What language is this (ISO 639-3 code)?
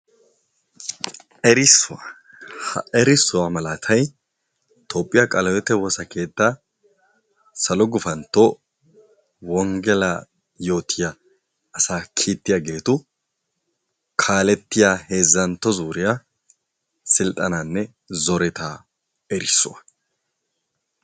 wal